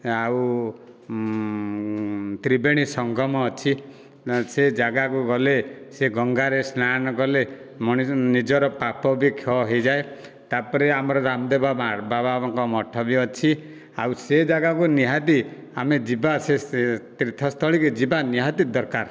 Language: Odia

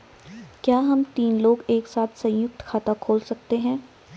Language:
Hindi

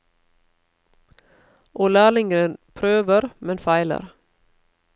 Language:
Norwegian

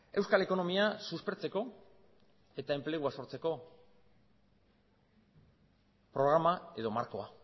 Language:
Basque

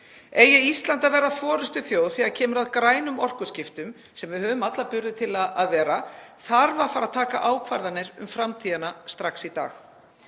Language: Icelandic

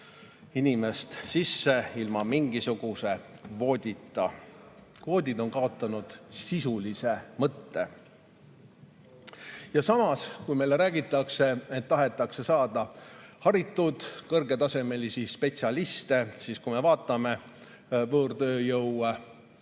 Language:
Estonian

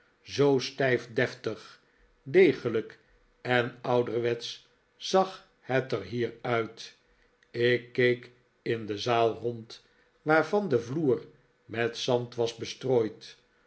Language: Dutch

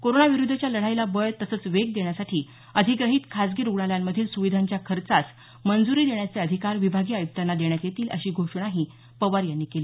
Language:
Marathi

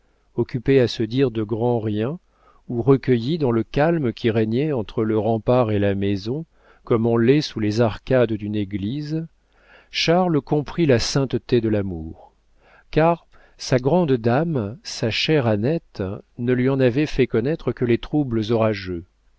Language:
French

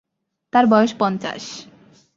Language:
Bangla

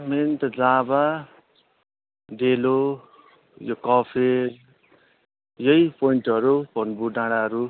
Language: Nepali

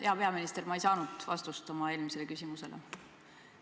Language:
Estonian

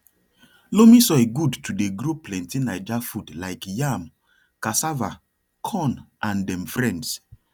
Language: Nigerian Pidgin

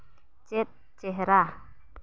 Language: Santali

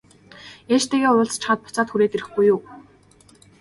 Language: Mongolian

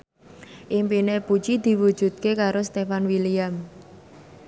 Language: Javanese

